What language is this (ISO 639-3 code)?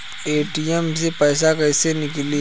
bho